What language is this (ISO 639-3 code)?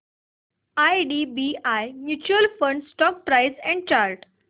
mar